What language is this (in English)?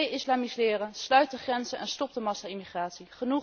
Dutch